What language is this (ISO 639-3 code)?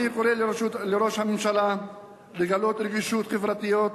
heb